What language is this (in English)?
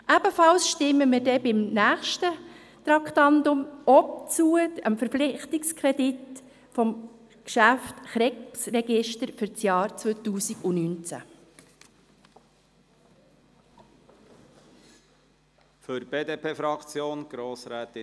Swiss German